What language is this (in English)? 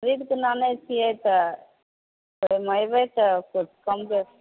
Maithili